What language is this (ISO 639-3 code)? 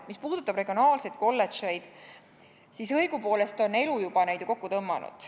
est